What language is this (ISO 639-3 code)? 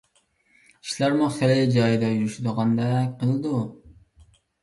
uig